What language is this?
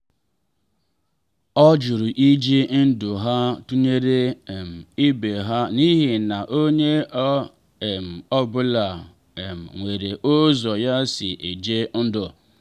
Igbo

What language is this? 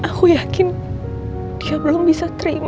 Indonesian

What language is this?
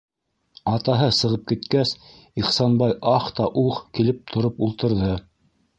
Bashkir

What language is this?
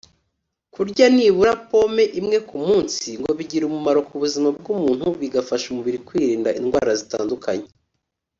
Kinyarwanda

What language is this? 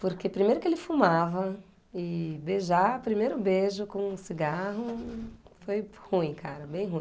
Portuguese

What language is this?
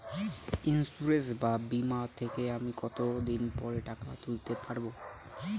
Bangla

